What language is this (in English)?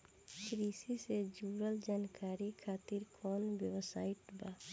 Bhojpuri